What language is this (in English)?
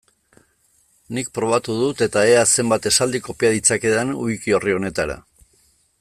Basque